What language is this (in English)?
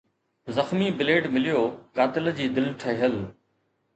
Sindhi